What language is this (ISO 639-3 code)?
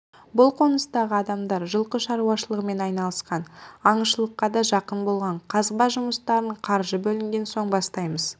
kaz